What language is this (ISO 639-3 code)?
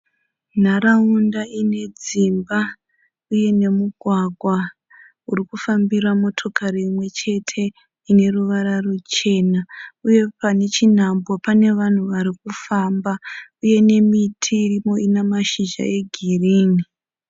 sna